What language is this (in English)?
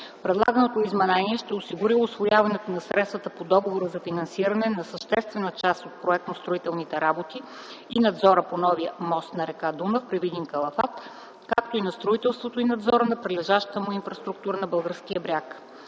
Bulgarian